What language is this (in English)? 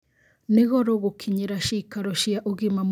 Kikuyu